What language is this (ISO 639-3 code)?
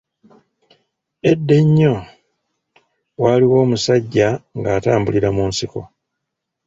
lug